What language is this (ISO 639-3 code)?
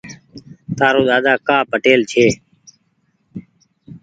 gig